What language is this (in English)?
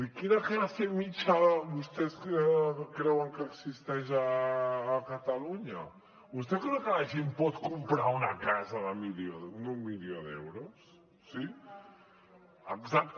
Catalan